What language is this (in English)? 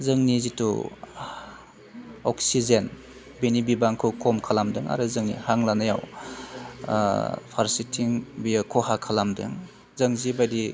Bodo